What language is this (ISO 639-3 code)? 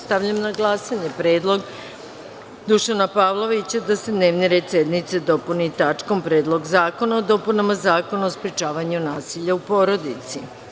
srp